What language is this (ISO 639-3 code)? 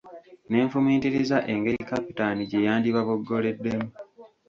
lug